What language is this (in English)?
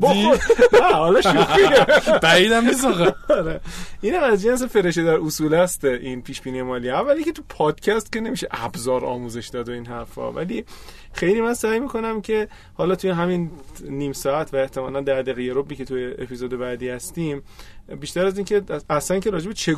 Persian